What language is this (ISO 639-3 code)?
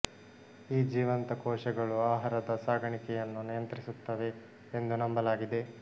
kan